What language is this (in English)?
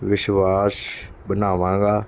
Punjabi